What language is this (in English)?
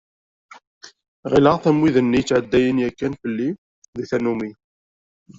Kabyle